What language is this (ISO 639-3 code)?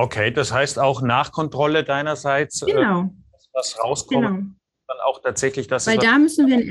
deu